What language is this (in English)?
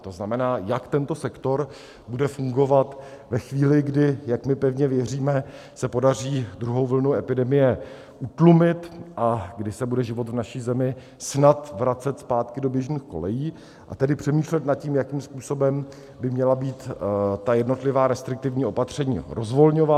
Czech